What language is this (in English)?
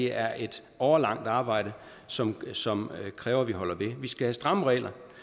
Danish